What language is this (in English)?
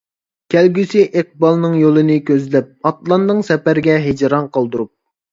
Uyghur